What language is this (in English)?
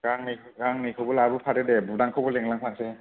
Bodo